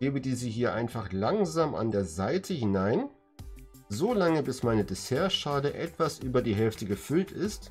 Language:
German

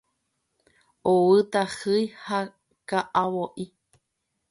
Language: Guarani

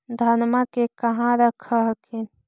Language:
Magahi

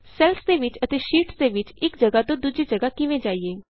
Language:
Punjabi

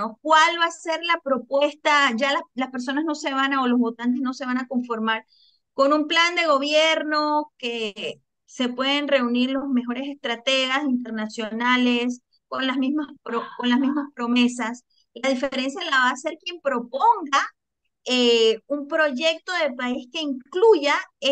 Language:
Spanish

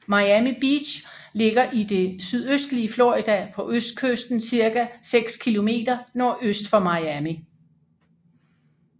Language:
Danish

